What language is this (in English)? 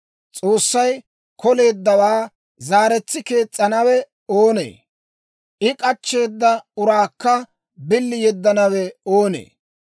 Dawro